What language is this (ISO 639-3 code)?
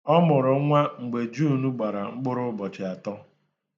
ibo